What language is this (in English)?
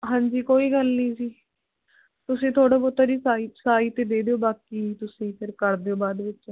Punjabi